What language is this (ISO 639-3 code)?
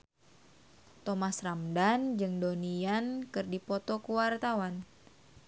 sun